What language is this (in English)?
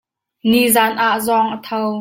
Hakha Chin